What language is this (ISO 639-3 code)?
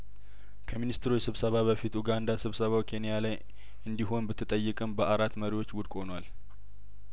amh